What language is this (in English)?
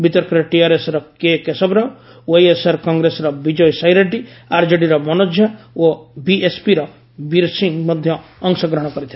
Odia